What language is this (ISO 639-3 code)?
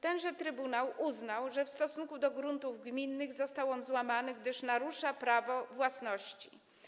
pol